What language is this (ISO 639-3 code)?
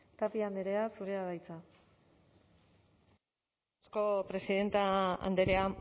eus